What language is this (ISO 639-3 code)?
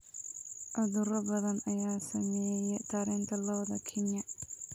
som